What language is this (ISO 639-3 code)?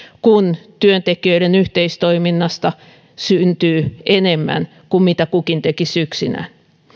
fin